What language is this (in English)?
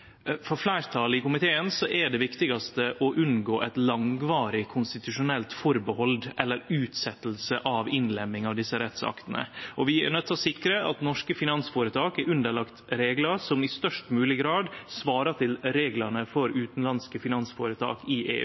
Norwegian Nynorsk